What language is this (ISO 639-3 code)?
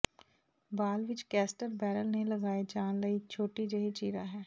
pan